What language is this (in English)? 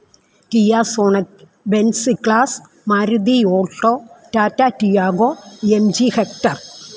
Malayalam